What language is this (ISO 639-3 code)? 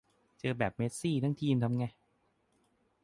tha